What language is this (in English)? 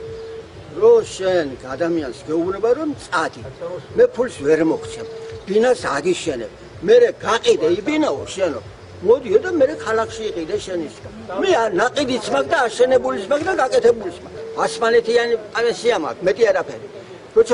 Persian